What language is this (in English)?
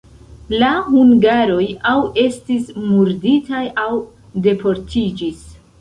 Esperanto